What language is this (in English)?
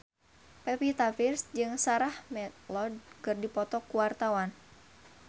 Sundanese